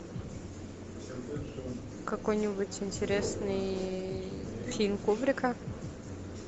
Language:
Russian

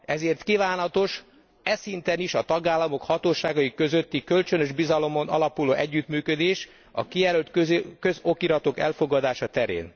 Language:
Hungarian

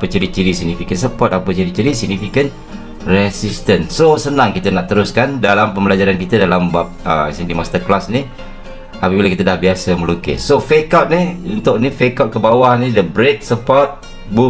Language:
Malay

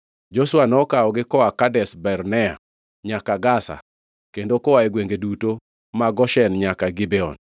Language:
Luo (Kenya and Tanzania)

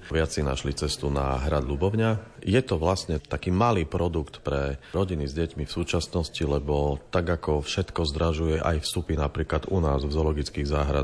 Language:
Slovak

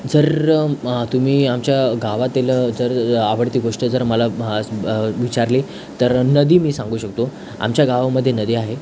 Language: Marathi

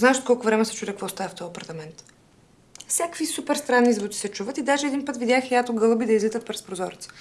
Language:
Bulgarian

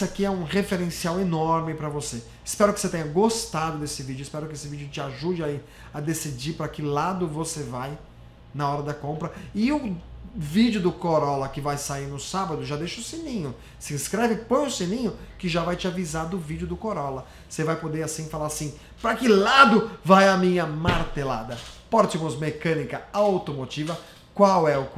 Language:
Portuguese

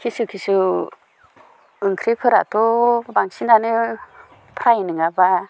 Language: Bodo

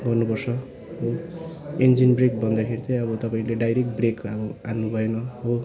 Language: Nepali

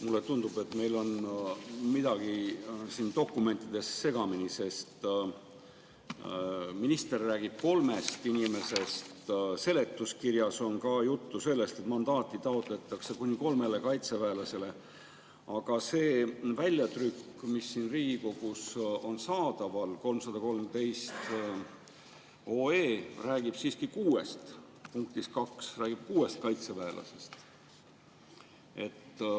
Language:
Estonian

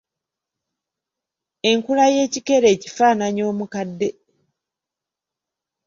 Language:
Ganda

